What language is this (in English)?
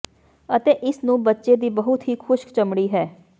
Punjabi